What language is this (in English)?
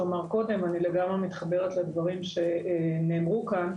Hebrew